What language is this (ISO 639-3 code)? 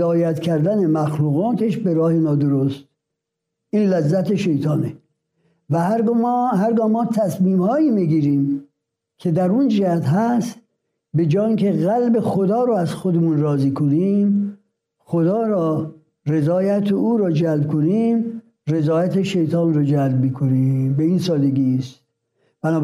fas